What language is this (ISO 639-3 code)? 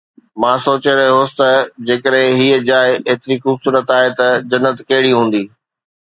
snd